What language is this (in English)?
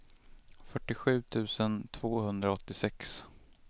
Swedish